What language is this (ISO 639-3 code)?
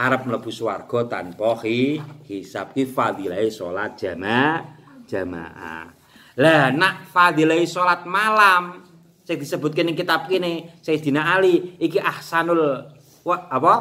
ind